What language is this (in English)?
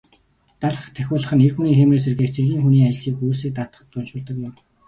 Mongolian